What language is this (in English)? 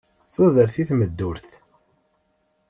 Kabyle